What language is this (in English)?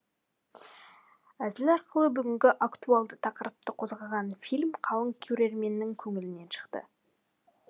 Kazakh